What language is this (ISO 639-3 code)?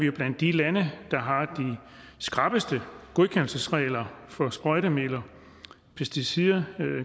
dan